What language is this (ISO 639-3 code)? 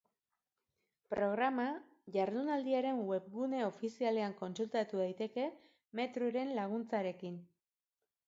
eus